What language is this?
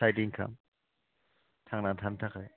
Bodo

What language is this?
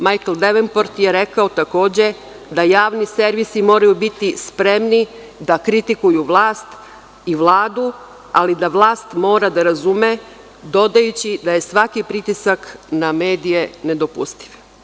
Serbian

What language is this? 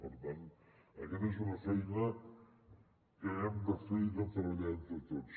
Catalan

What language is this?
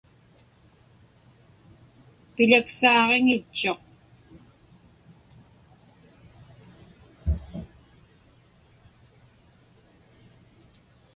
Inupiaq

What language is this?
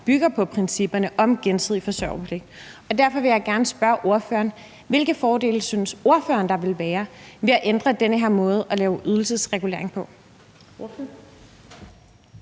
Danish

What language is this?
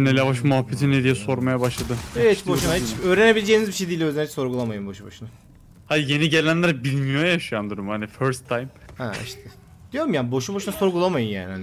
Turkish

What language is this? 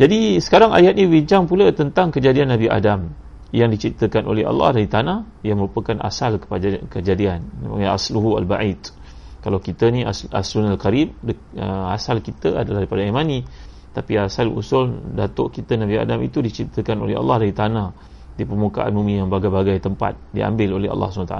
Malay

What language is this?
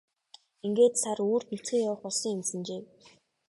Mongolian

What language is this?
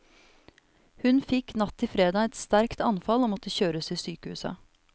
Norwegian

